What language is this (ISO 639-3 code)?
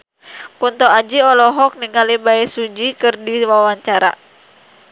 sun